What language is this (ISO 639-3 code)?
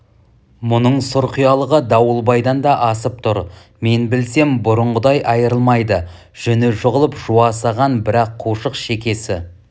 kaz